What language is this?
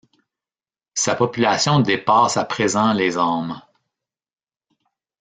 French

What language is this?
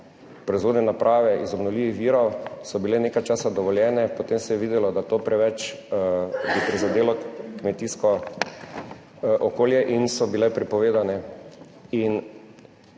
Slovenian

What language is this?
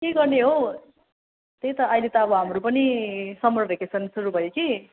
Nepali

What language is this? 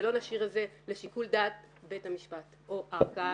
Hebrew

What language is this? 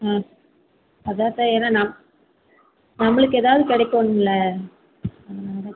Tamil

